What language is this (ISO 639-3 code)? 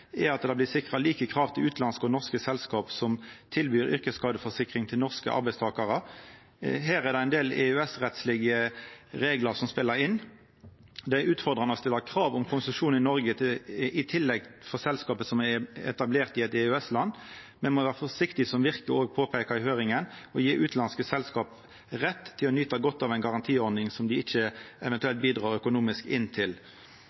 nno